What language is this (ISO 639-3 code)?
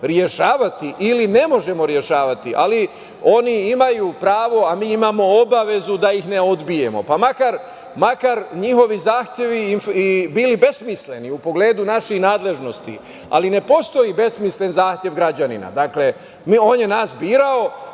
srp